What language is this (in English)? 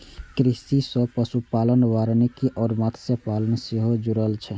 Maithili